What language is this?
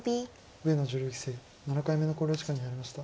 Japanese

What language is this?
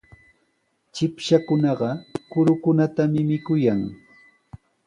Sihuas Ancash Quechua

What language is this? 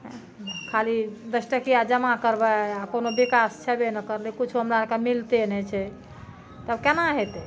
Maithili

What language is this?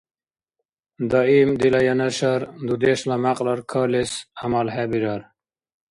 Dargwa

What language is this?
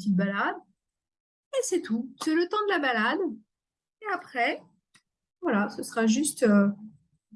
French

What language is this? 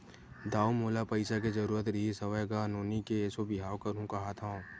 Chhattisgarhi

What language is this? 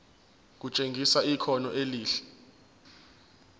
Zulu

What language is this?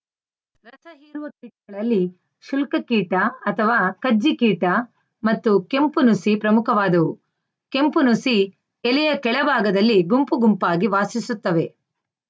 Kannada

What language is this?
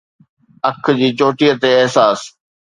Sindhi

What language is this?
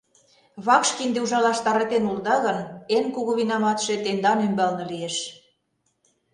Mari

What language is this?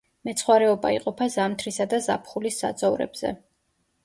Georgian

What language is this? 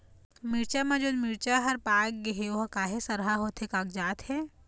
Chhattisgarhi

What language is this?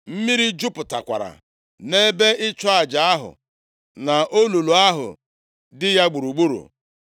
Igbo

